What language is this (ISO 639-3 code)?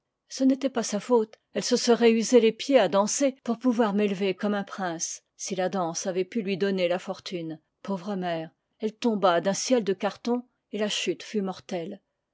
fra